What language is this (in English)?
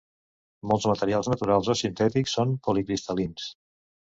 Catalan